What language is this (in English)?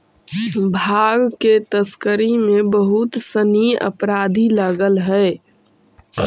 Magahi